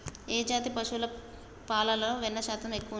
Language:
Telugu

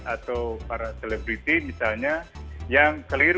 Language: Indonesian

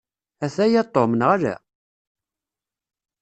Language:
Kabyle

